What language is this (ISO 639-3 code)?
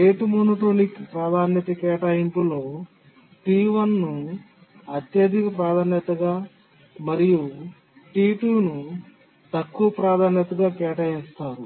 tel